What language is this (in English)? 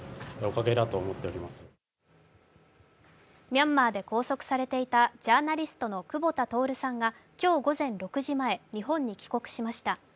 Japanese